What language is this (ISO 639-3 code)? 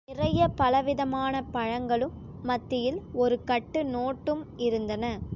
tam